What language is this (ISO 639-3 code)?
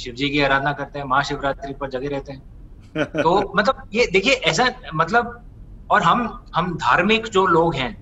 hin